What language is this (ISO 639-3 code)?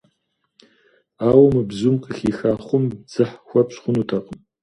kbd